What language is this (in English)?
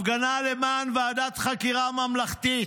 Hebrew